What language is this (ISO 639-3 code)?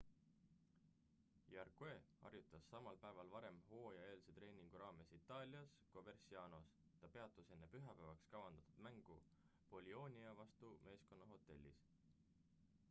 est